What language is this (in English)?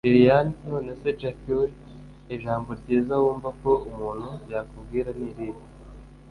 Kinyarwanda